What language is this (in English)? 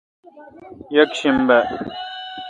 Kalkoti